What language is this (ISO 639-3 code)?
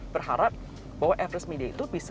ind